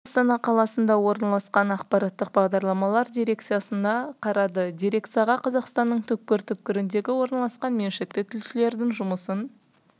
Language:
Kazakh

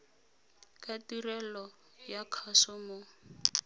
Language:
Tswana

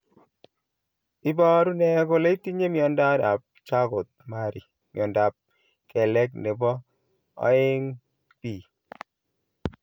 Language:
Kalenjin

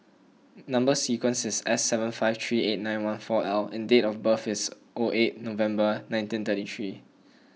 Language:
English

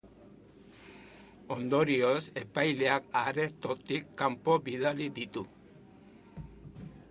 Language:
Basque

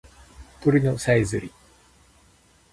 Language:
Japanese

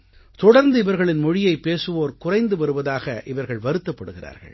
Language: Tamil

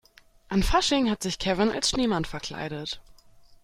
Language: German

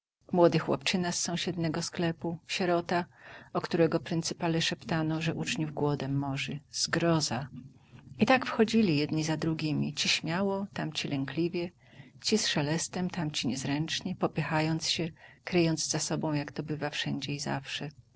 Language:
Polish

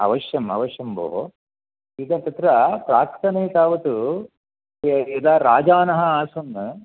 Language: Sanskrit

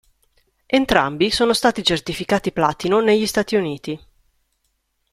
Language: Italian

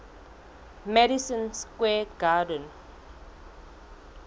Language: Southern Sotho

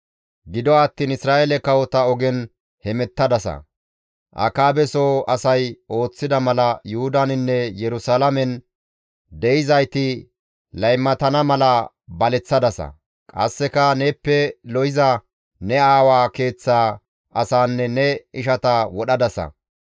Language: Gamo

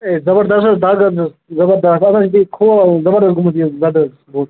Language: Kashmiri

